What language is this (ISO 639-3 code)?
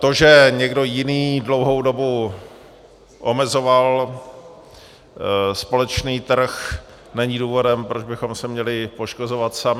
ces